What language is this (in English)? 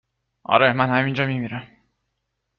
Persian